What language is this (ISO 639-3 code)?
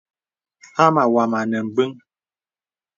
beb